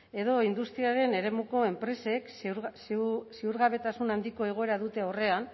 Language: Basque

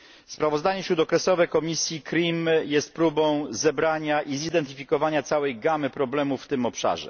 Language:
Polish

